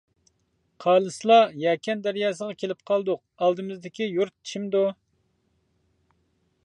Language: Uyghur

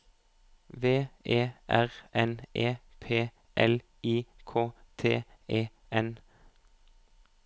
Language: Norwegian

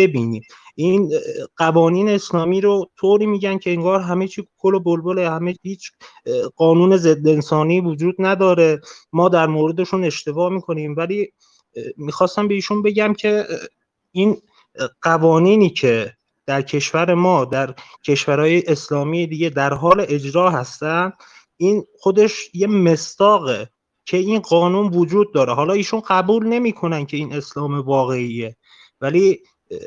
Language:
Persian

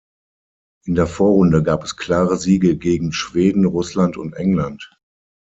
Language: German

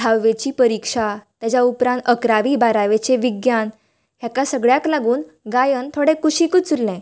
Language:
Konkani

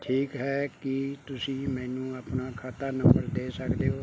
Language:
Punjabi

